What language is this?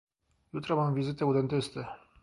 Polish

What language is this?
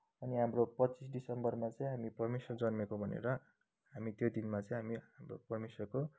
Nepali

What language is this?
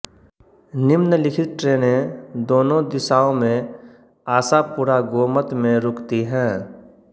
Hindi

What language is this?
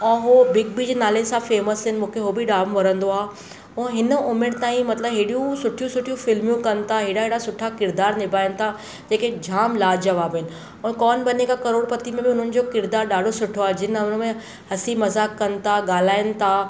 Sindhi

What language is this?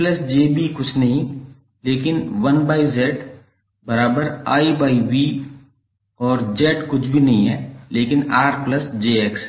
Hindi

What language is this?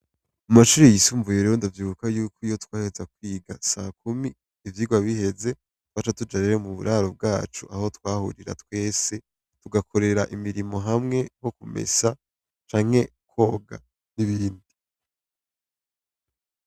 Rundi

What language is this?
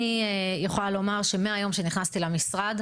Hebrew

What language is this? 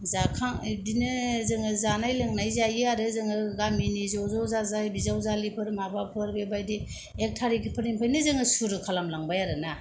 Bodo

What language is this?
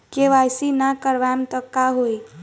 Bhojpuri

